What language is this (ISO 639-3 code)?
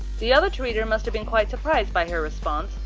eng